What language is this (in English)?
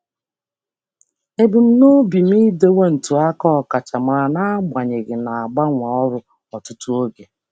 Igbo